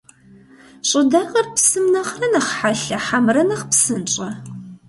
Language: Kabardian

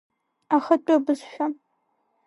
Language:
Abkhazian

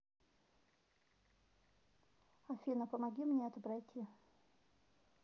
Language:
Russian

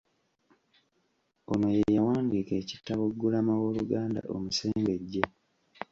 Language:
Ganda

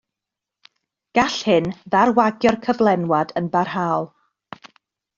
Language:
Welsh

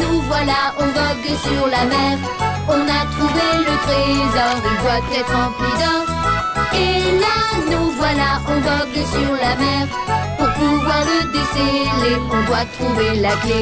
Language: French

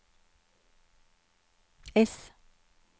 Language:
Norwegian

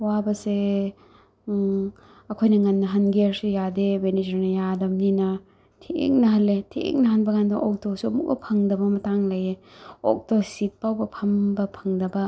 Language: Manipuri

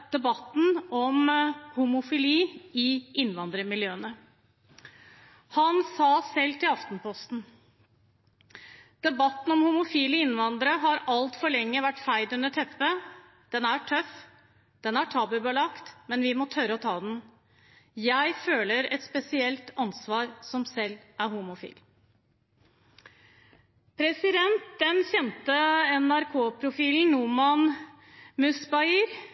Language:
Norwegian Bokmål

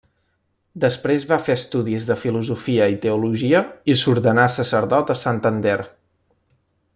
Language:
Catalan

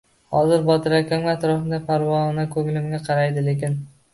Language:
Uzbek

